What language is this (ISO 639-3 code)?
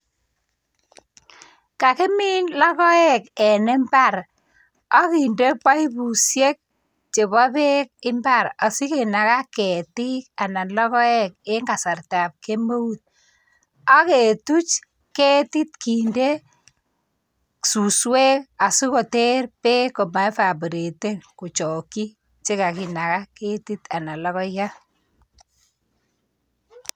kln